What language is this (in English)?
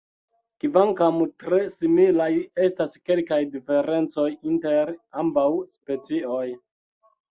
Esperanto